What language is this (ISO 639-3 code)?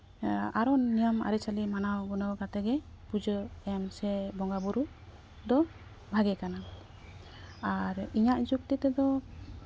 sat